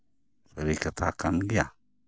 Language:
Santali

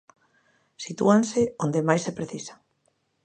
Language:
Galician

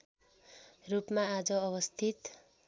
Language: Nepali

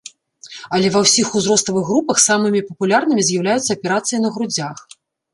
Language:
Belarusian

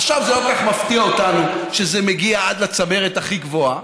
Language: Hebrew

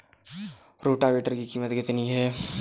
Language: Hindi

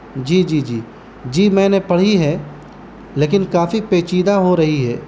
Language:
Urdu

